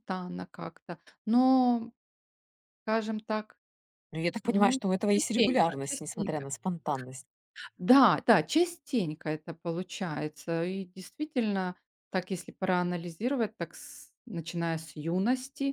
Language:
Russian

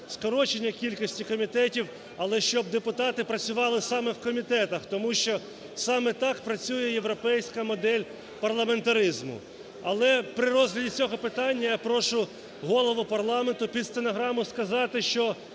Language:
Ukrainian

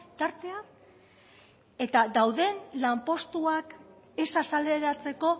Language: Basque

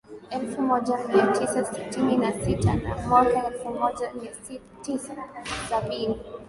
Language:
Swahili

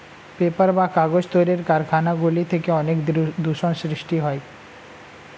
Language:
Bangla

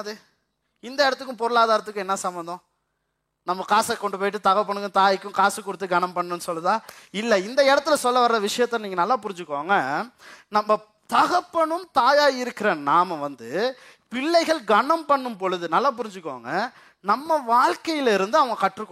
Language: Tamil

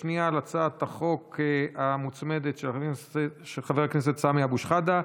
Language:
Hebrew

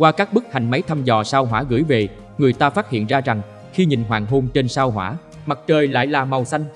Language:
Vietnamese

